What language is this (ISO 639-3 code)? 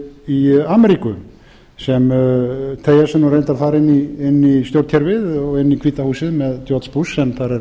isl